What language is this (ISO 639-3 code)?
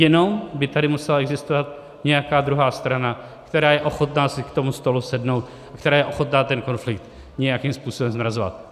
ces